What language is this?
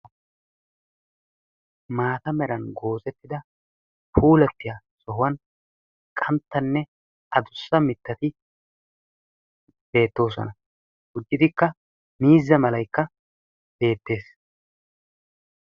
Wolaytta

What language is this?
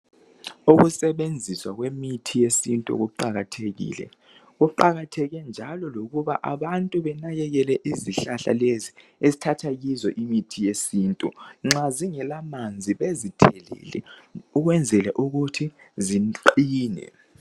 North Ndebele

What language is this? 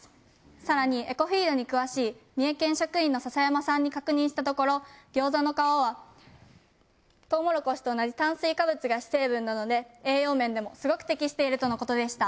Japanese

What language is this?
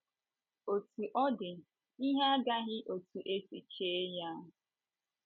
Igbo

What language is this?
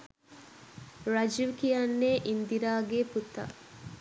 Sinhala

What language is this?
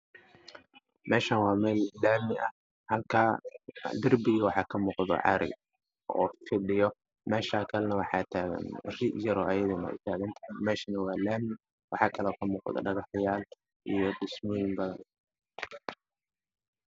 Somali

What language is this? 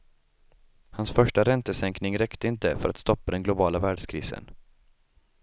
Swedish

